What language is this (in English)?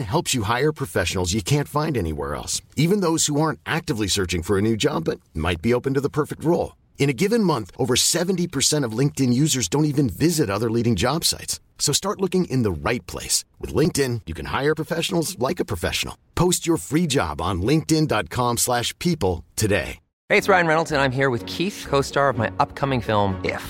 Swedish